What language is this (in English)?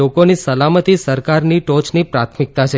Gujarati